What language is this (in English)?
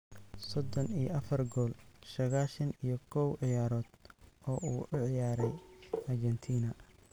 Somali